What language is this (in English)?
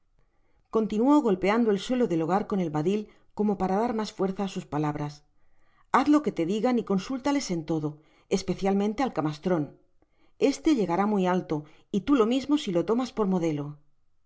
Spanish